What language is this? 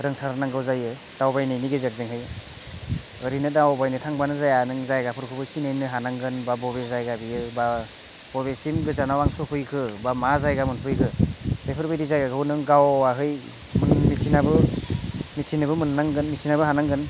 Bodo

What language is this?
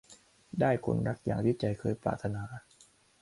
Thai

